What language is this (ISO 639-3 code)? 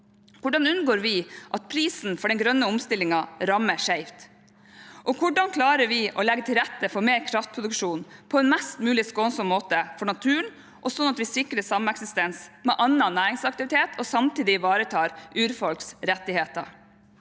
nor